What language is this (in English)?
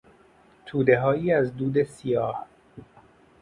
Persian